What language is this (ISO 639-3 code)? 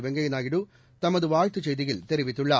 tam